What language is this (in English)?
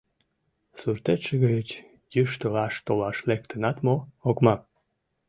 Mari